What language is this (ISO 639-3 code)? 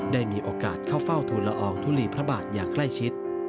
tha